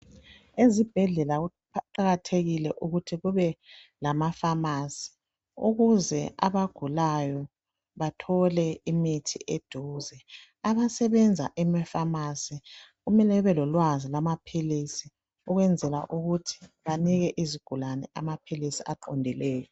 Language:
North Ndebele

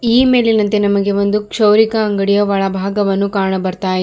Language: Kannada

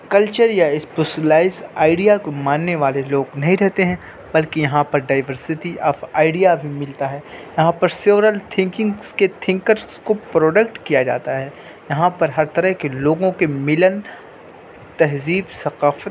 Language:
Urdu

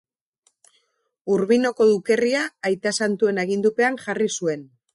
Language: Basque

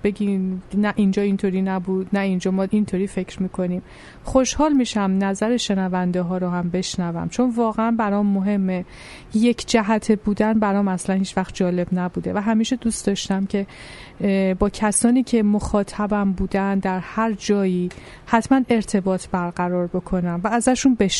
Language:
Persian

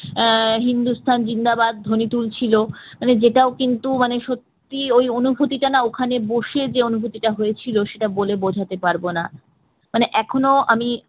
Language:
Bangla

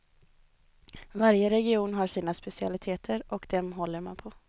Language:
Swedish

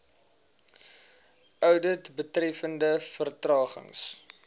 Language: Afrikaans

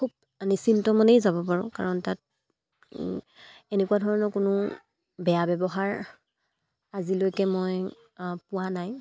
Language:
Assamese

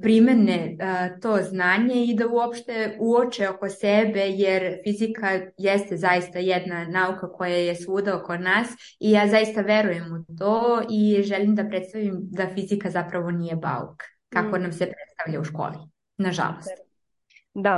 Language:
Croatian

